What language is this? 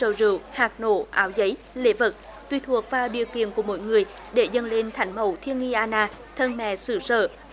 Vietnamese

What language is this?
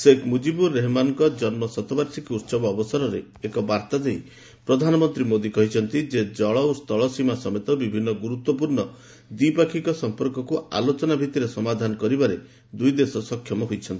Odia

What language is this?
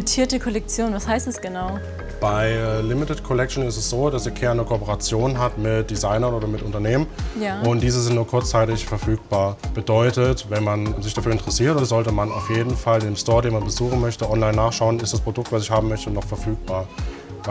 German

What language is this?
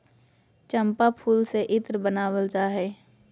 Magahi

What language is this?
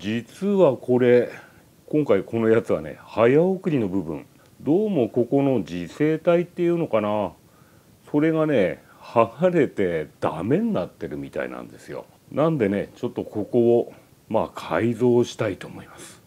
Japanese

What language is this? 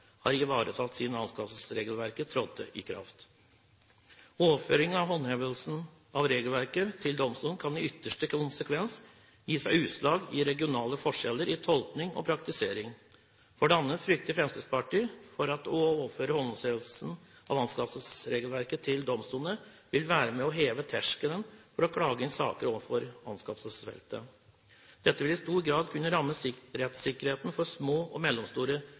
Norwegian Bokmål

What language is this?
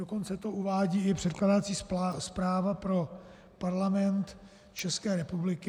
Czech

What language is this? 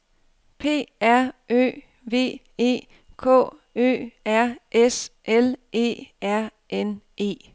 Danish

